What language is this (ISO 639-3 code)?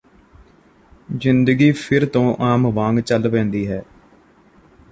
pan